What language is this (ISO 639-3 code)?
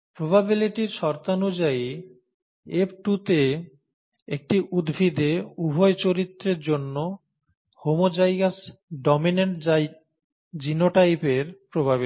ben